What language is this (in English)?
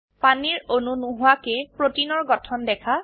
Assamese